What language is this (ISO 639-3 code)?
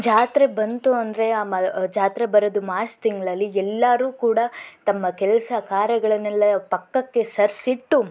kan